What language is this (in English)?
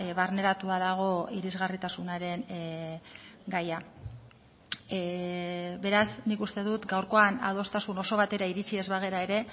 Basque